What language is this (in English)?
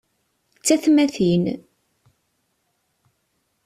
Kabyle